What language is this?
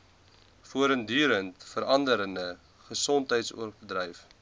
Afrikaans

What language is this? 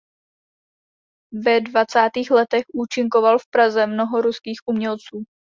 Czech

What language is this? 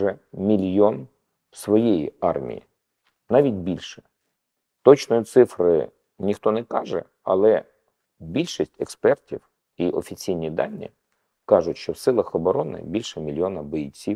Ukrainian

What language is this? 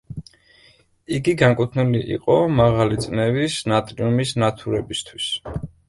Georgian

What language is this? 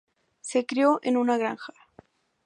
Spanish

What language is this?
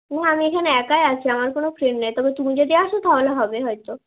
Bangla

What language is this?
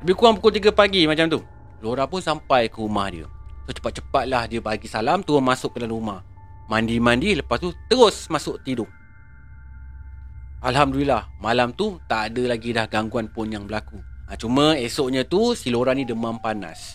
Malay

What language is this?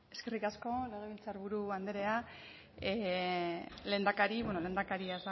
Basque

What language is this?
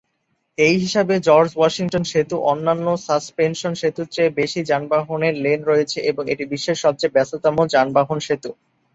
Bangla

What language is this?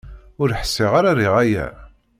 Kabyle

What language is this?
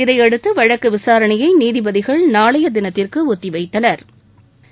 Tamil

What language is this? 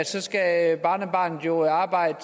Danish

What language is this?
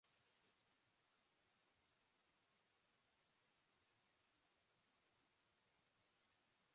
Basque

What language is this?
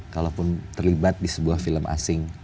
Indonesian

